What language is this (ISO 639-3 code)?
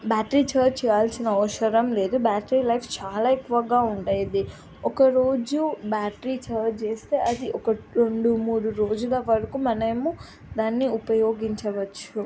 tel